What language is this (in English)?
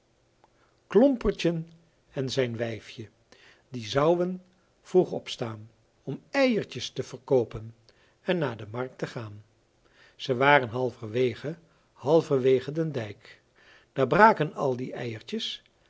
Dutch